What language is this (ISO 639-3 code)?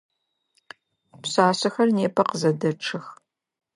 ady